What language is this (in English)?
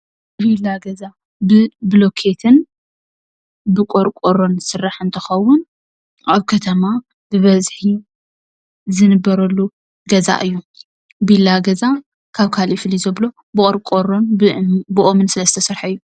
Tigrinya